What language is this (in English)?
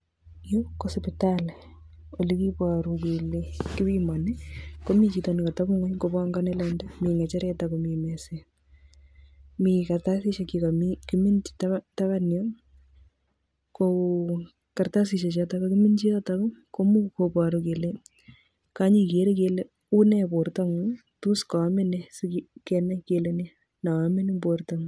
Kalenjin